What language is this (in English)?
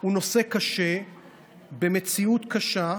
Hebrew